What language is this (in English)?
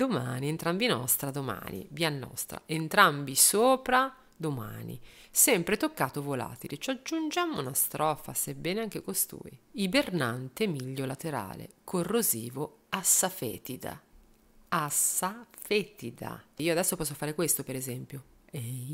Italian